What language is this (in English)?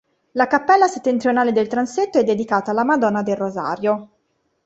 Italian